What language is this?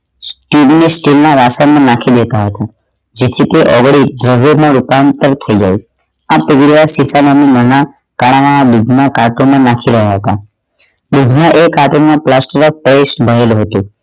Gujarati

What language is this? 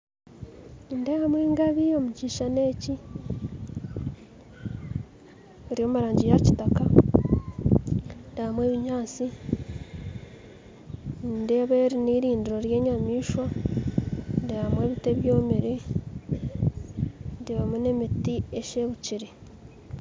Nyankole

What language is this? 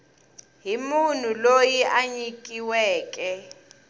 Tsonga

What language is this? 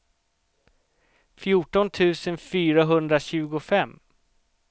Swedish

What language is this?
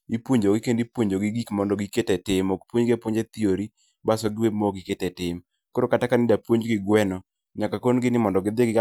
Luo (Kenya and Tanzania)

